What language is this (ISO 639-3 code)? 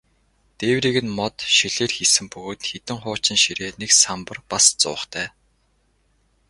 mon